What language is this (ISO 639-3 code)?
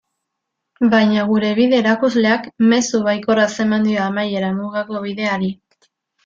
eus